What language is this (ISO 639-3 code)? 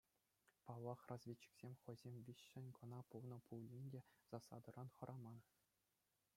chv